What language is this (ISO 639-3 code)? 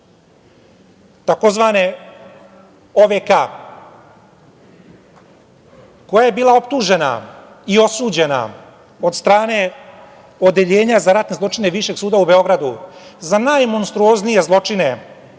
srp